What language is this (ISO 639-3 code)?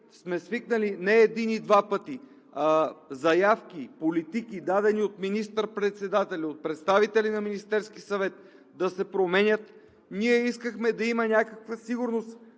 bul